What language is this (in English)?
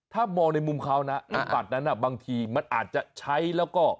Thai